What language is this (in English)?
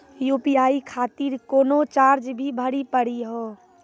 Maithili